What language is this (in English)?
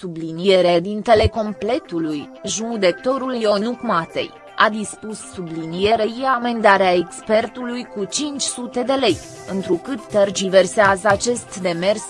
Romanian